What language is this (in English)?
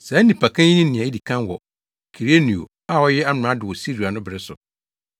Akan